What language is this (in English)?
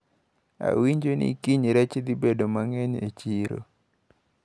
Luo (Kenya and Tanzania)